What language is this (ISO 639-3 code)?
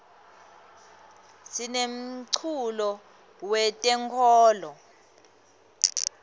ssw